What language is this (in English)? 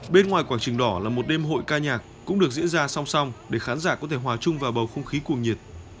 Vietnamese